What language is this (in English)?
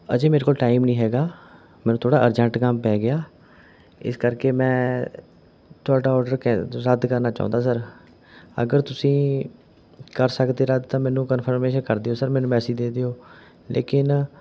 Punjabi